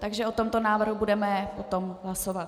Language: Czech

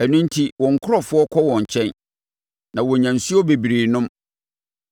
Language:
Akan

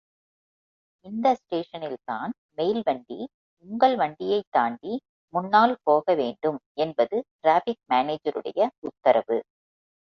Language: Tamil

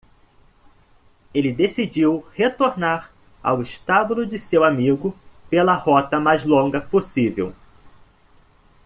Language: Portuguese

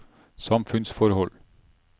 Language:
Norwegian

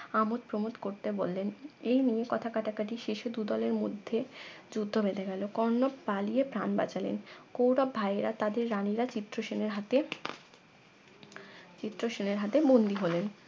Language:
Bangla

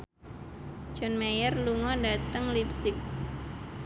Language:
Javanese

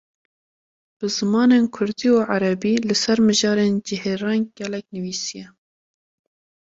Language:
Kurdish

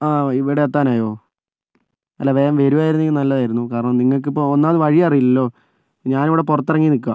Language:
Malayalam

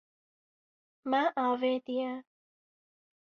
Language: Kurdish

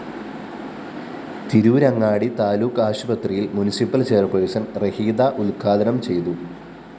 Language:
Malayalam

